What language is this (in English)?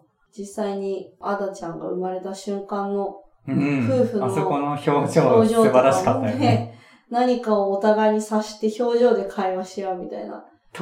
Japanese